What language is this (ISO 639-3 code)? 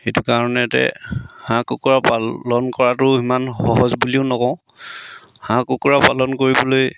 asm